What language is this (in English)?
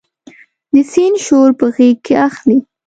Pashto